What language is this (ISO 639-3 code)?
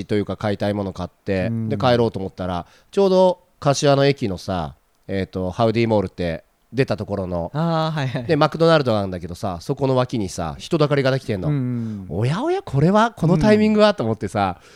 jpn